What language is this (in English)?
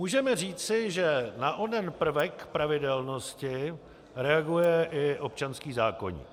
Czech